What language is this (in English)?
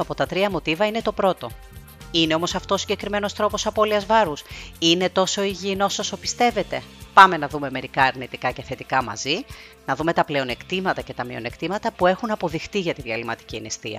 Greek